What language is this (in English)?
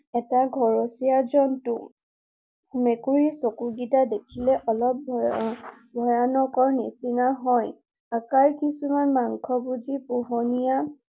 Assamese